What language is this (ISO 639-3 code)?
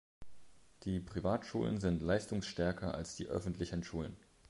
deu